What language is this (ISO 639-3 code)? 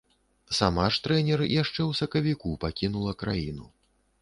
bel